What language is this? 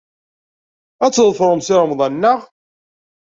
Kabyle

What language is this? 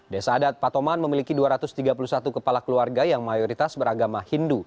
Indonesian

